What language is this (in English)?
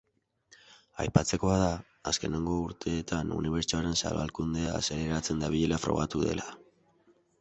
Basque